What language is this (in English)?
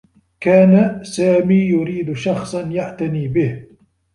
Arabic